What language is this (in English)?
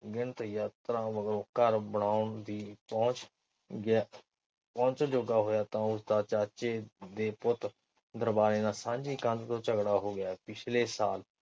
Punjabi